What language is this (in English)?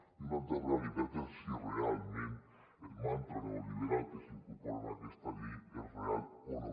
Catalan